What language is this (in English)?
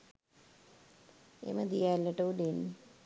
Sinhala